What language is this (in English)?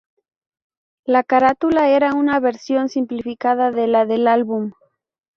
Spanish